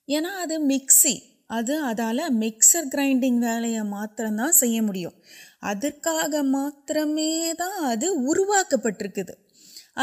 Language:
Urdu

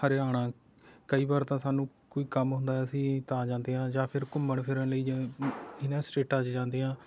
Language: Punjabi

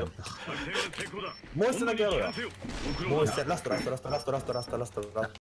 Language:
Japanese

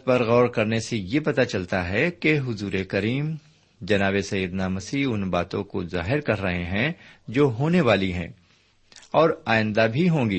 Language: Urdu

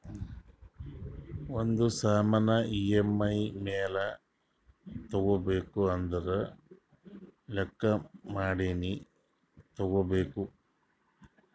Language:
Kannada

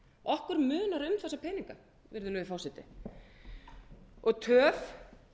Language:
Icelandic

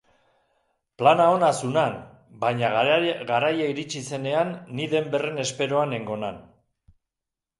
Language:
Basque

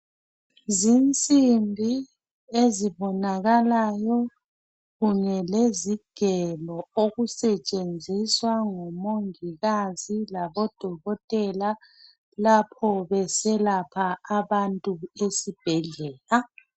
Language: North Ndebele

